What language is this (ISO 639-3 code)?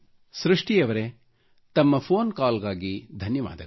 kan